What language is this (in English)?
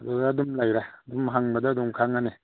Manipuri